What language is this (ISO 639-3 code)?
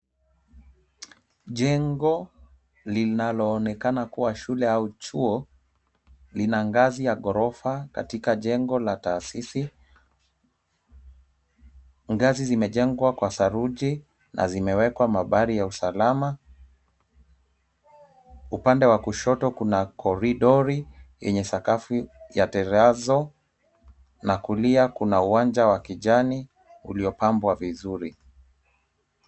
swa